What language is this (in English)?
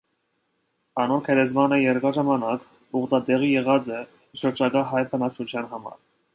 Armenian